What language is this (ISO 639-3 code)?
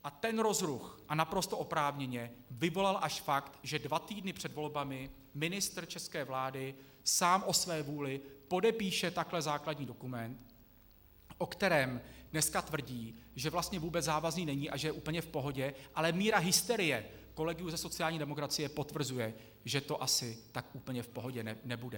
ces